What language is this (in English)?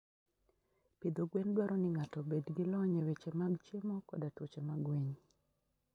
Luo (Kenya and Tanzania)